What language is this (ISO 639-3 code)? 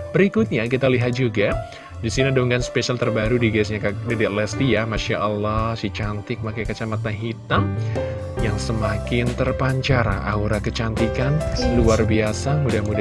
ind